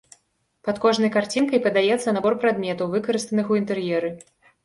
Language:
Belarusian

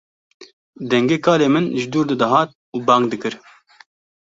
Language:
Kurdish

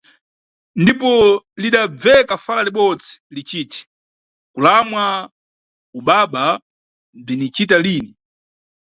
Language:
Nyungwe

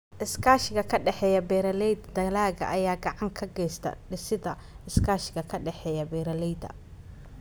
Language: Somali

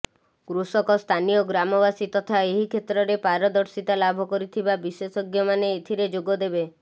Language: Odia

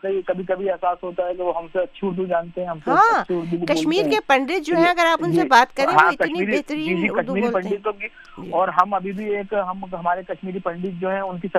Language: Urdu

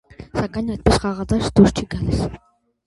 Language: Armenian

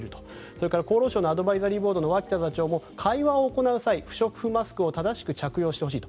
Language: Japanese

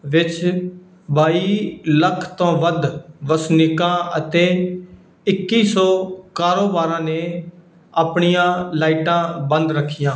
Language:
Punjabi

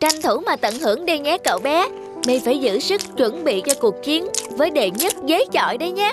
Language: Vietnamese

